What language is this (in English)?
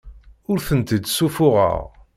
Kabyle